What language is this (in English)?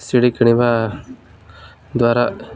Odia